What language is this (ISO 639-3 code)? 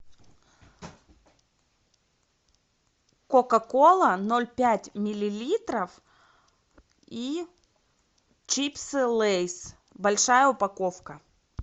rus